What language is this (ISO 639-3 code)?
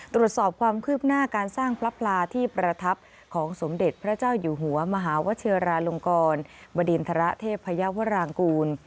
tha